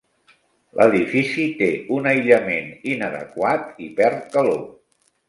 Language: Catalan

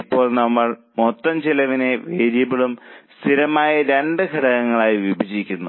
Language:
Malayalam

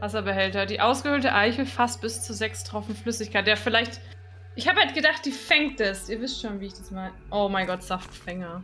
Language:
German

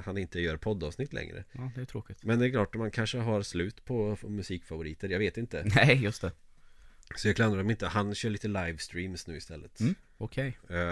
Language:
Swedish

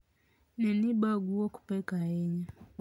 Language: Luo (Kenya and Tanzania)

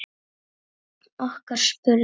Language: Icelandic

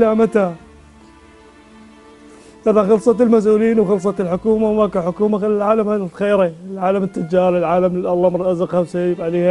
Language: Arabic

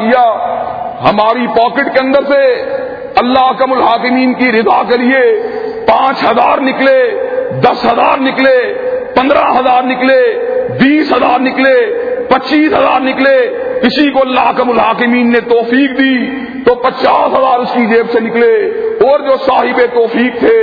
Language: Urdu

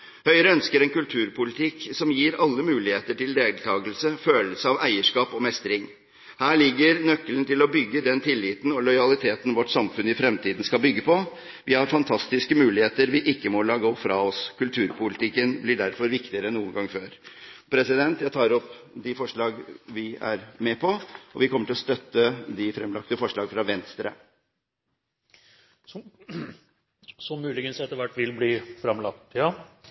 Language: Norwegian Bokmål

